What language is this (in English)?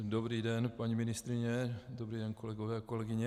Czech